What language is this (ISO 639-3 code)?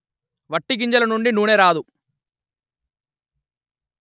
tel